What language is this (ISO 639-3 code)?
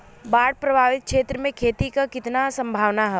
bho